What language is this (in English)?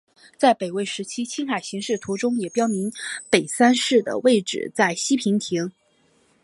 Chinese